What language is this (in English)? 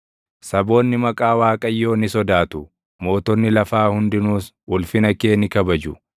Oromo